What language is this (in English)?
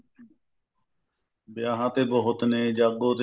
Punjabi